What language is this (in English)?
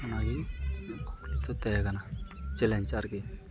Santali